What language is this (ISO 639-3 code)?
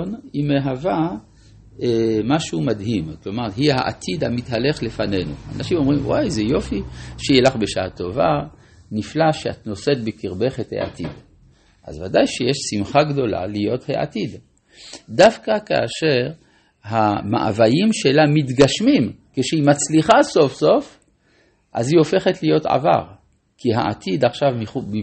heb